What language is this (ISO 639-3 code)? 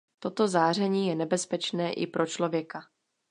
ces